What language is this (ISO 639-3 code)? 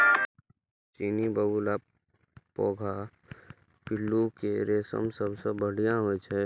mai